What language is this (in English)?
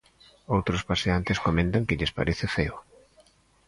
Galician